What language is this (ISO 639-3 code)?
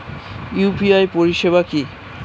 ben